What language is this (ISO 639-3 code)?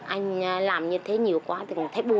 vie